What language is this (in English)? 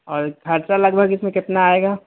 Urdu